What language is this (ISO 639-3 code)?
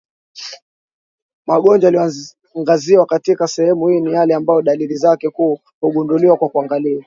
swa